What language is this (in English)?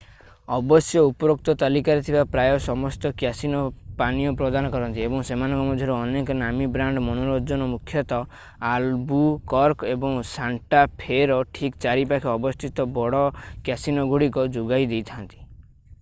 Odia